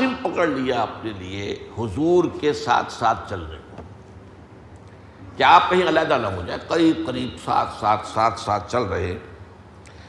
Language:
Urdu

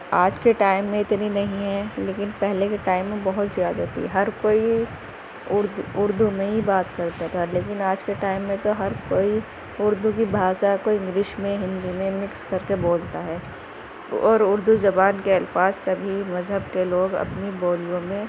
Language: Urdu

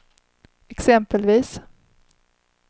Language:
Swedish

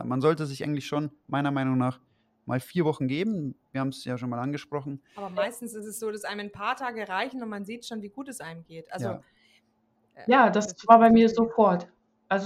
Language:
German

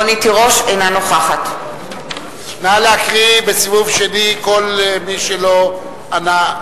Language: Hebrew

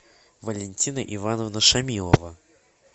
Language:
Russian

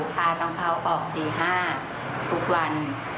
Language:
Thai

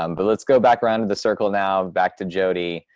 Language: English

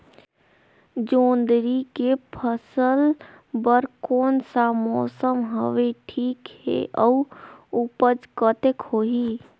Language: Chhattisgarhi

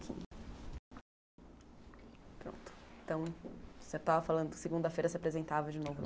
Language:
Portuguese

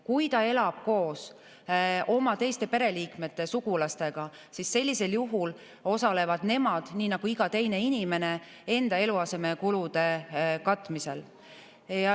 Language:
Estonian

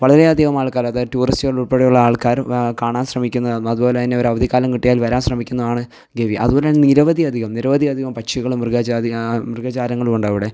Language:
Malayalam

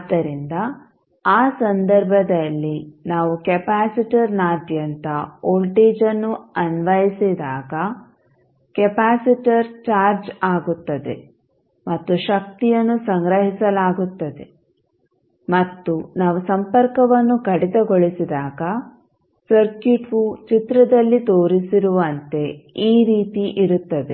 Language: Kannada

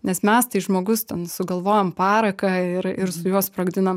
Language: Lithuanian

